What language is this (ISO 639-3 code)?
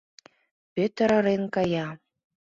chm